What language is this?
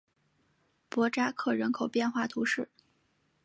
Chinese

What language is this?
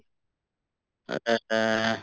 Assamese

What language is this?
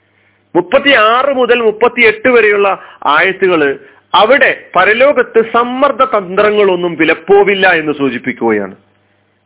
Malayalam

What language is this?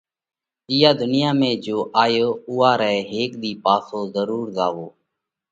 Parkari Koli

